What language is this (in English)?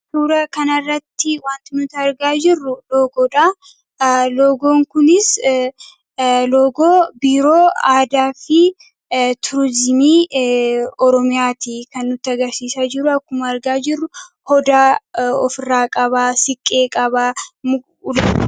Oromo